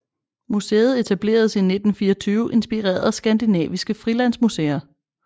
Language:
Danish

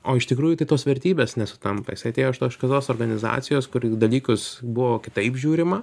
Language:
Lithuanian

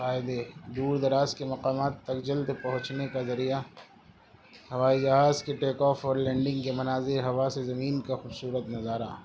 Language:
Urdu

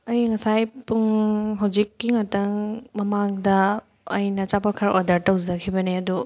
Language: Manipuri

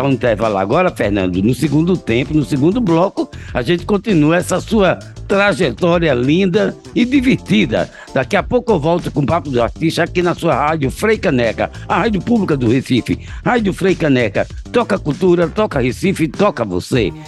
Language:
Portuguese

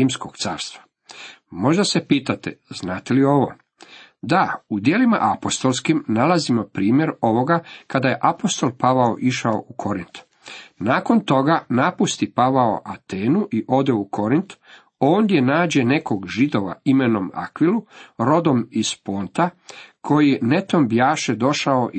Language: Croatian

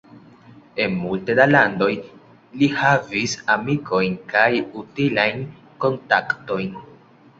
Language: Esperanto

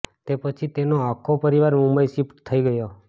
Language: Gujarati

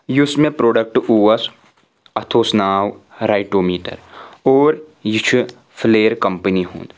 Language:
Kashmiri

